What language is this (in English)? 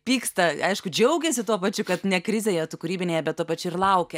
Lithuanian